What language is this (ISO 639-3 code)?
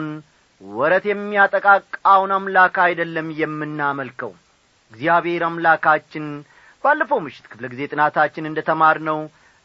amh